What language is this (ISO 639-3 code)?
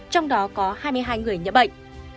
vie